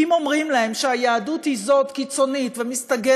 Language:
Hebrew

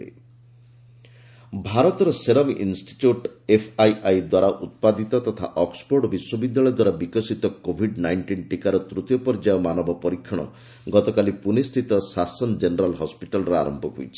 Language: Odia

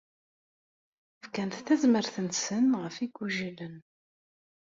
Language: Kabyle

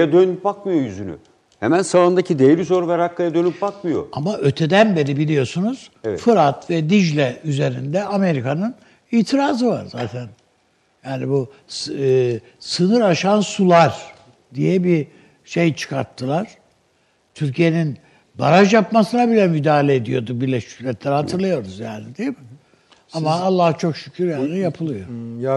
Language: Turkish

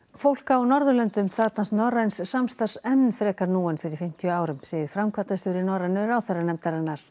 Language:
Icelandic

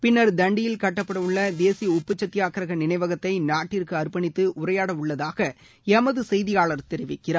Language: Tamil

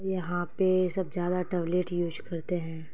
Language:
Urdu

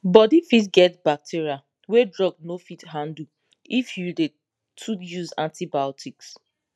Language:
Nigerian Pidgin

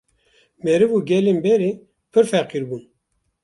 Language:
Kurdish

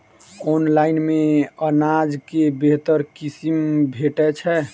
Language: Maithili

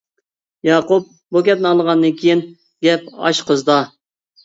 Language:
Uyghur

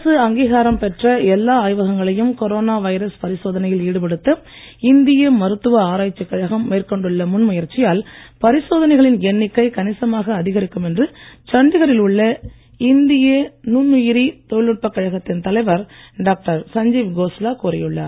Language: Tamil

